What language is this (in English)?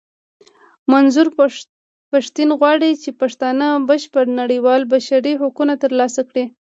Pashto